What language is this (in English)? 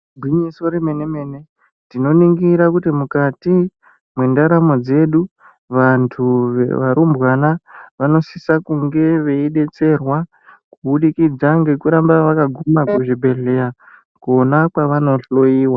Ndau